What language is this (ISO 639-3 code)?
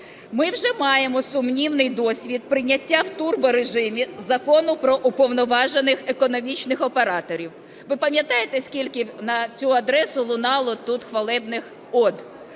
ukr